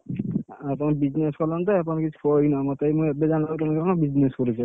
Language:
Odia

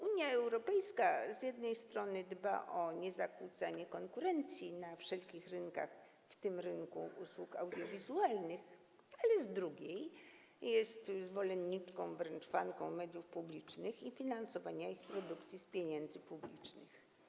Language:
Polish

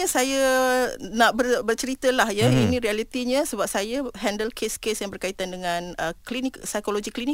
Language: Malay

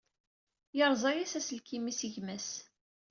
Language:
Kabyle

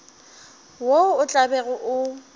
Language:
Northern Sotho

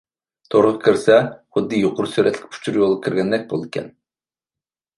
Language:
Uyghur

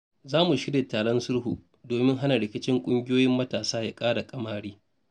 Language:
Hausa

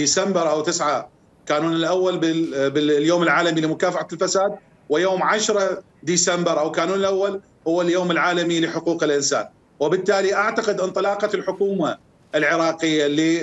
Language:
Arabic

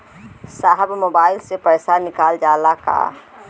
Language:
Bhojpuri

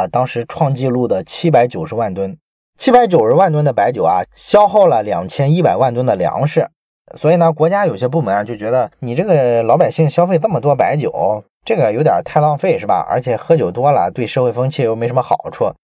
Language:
Chinese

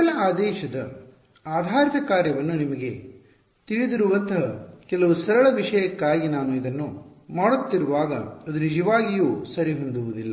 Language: Kannada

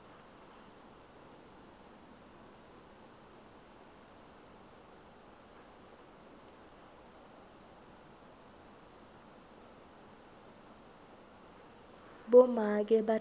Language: Swati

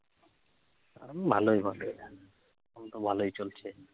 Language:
Bangla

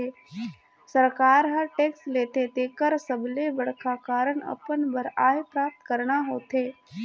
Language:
Chhattisgarhi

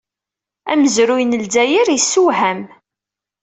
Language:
Kabyle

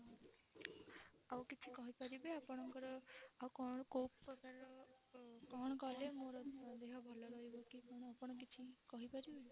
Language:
Odia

